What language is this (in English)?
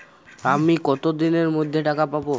Bangla